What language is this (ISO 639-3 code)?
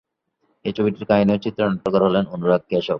ben